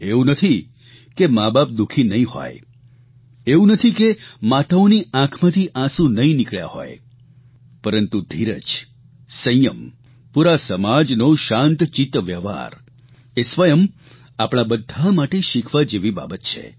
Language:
Gujarati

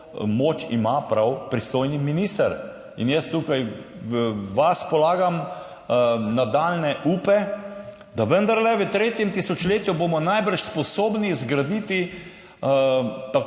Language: Slovenian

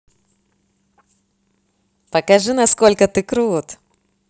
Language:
Russian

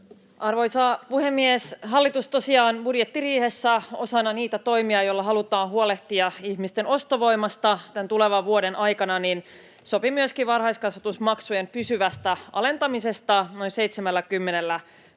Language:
Finnish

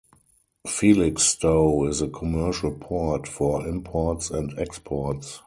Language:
English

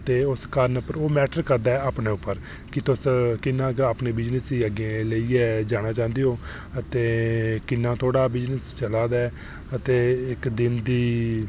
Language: Dogri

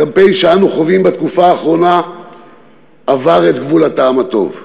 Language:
Hebrew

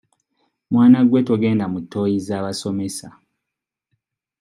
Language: Ganda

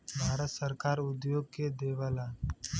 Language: Bhojpuri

